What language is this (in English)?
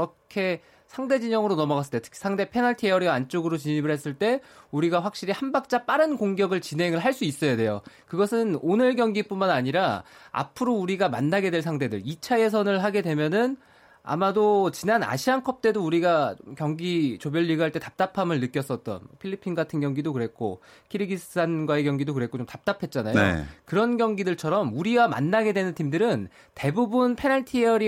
Korean